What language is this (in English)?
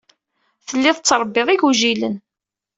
Kabyle